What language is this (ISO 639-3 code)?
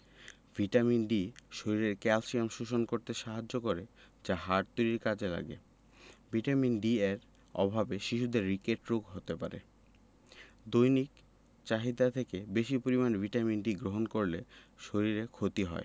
ben